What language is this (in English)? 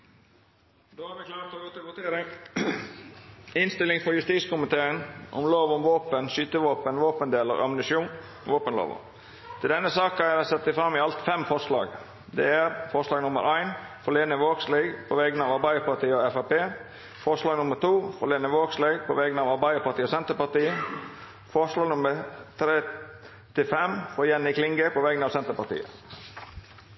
Norwegian Nynorsk